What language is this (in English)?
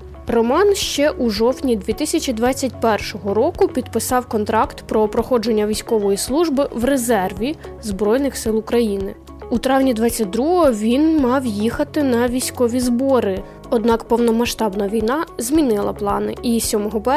Ukrainian